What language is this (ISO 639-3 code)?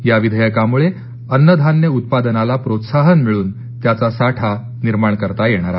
mar